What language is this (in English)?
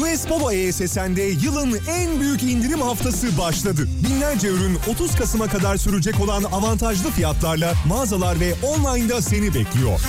Turkish